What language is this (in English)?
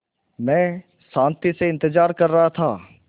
Hindi